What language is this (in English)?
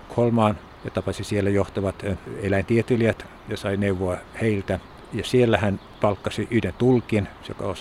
Finnish